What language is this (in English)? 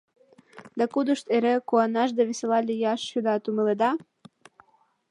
Mari